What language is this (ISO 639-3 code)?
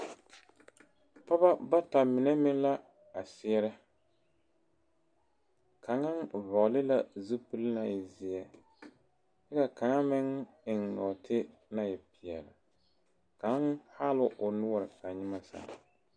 dga